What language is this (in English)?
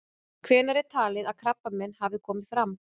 Icelandic